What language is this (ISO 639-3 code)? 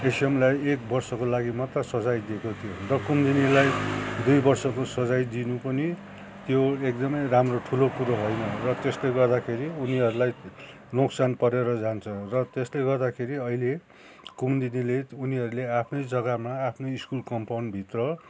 nep